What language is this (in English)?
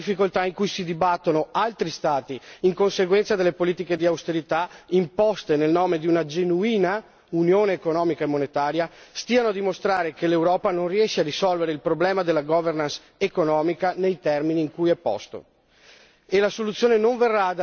Italian